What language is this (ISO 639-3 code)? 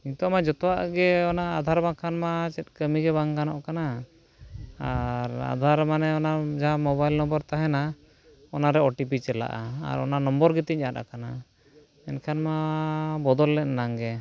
sat